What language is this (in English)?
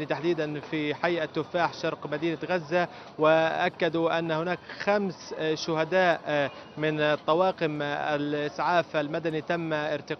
Arabic